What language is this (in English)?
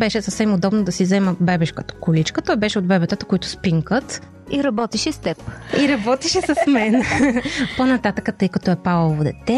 Bulgarian